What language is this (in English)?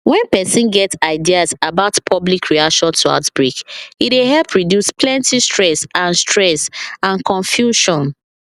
Nigerian Pidgin